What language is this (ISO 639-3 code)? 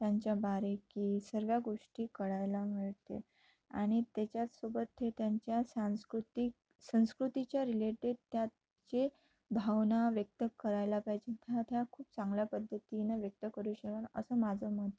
mar